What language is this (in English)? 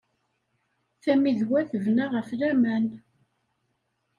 Kabyle